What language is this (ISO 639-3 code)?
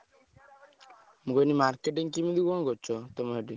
ori